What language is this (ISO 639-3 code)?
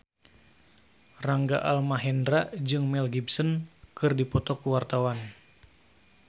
sun